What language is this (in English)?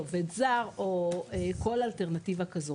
Hebrew